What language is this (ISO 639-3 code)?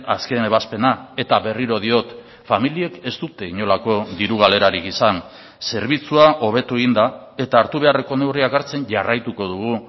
eus